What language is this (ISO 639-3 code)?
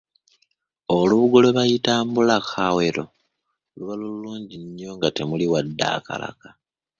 lug